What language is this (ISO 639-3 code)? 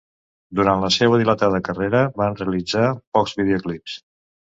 cat